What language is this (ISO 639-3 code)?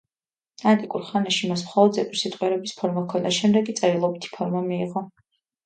kat